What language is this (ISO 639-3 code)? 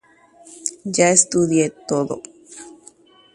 grn